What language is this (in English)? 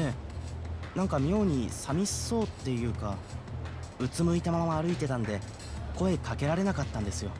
Japanese